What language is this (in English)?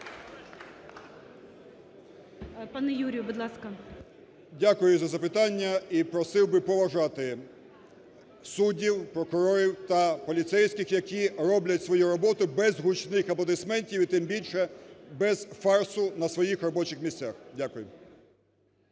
Ukrainian